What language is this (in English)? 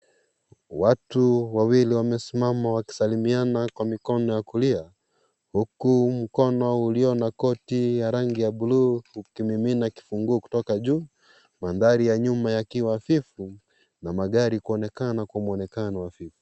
Swahili